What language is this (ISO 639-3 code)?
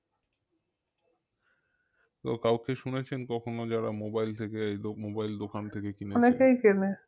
ben